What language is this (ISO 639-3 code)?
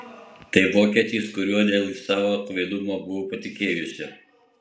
lit